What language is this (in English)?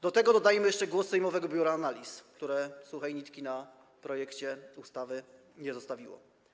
Polish